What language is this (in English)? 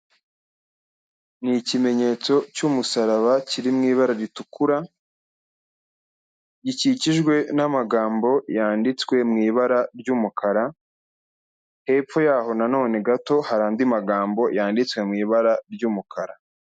Kinyarwanda